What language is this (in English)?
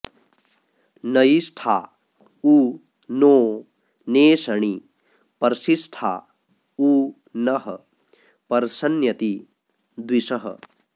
Sanskrit